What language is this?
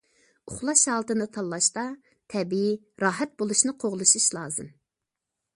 Uyghur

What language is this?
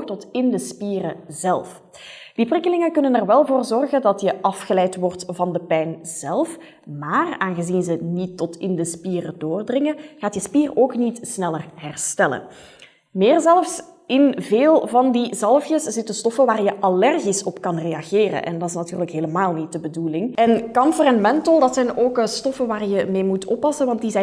Dutch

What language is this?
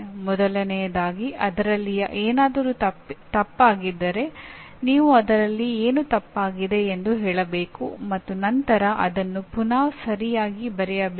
Kannada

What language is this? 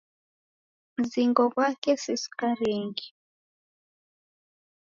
Taita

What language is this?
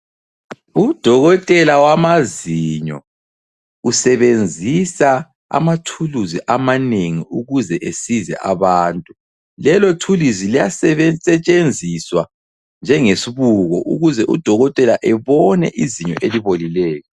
North Ndebele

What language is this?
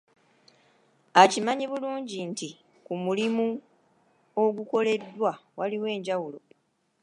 Ganda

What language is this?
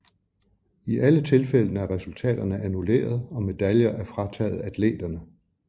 Danish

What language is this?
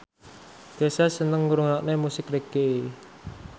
Javanese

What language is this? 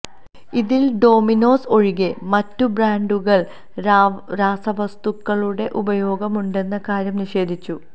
Malayalam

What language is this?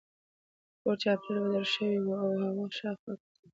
Pashto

